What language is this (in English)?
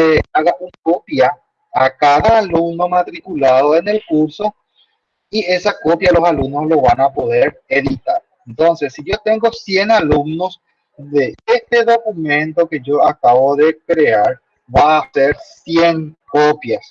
Spanish